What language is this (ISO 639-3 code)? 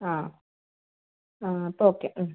mal